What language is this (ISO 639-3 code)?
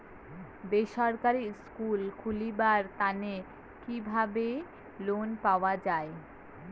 ben